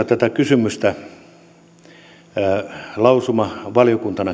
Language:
Finnish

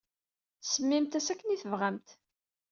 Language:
Kabyle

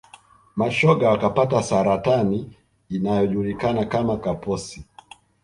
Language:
Swahili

